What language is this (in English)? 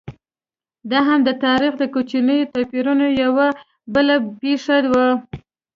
Pashto